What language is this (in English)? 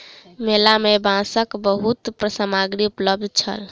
Maithili